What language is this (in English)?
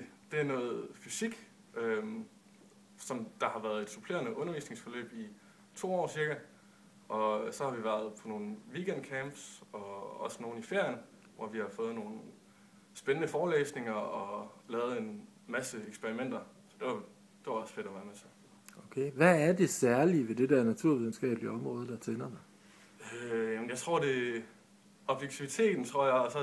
Danish